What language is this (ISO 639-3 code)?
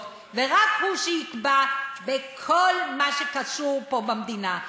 heb